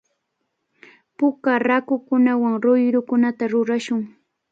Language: Cajatambo North Lima Quechua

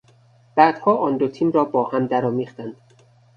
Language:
Persian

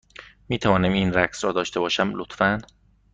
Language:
Persian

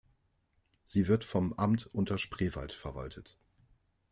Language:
German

